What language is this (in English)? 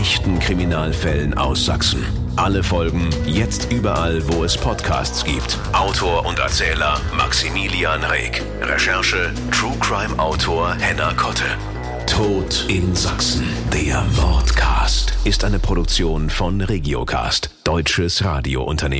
German